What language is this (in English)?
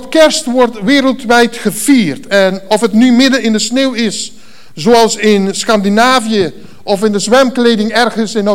Dutch